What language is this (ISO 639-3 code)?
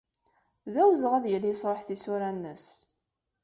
kab